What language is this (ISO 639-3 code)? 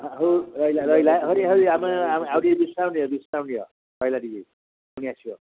ori